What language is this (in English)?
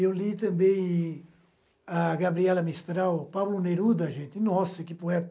Portuguese